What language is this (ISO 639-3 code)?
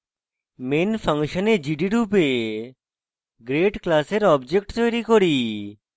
ben